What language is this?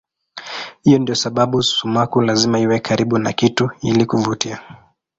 Swahili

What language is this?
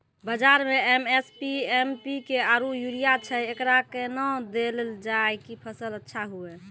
Maithili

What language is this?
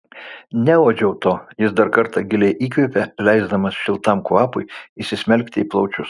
Lithuanian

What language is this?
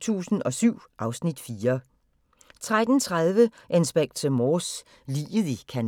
Danish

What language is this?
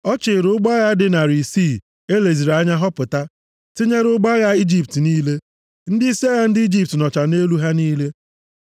Igbo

